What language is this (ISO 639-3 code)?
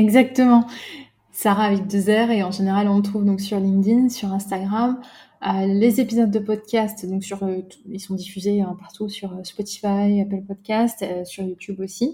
fra